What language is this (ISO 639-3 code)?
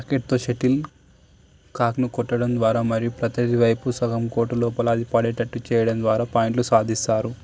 tel